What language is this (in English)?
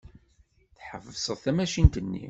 Kabyle